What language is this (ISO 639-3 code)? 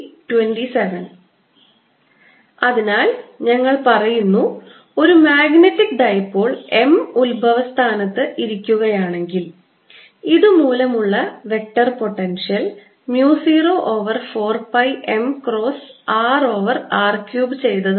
mal